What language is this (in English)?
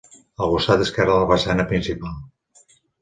Catalan